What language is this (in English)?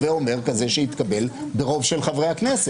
Hebrew